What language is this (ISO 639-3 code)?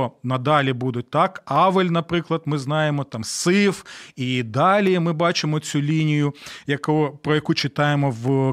ukr